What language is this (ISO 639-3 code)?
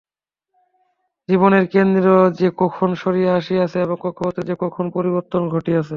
ben